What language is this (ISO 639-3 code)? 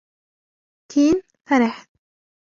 ara